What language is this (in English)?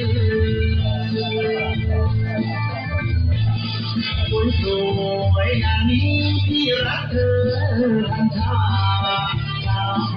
Thai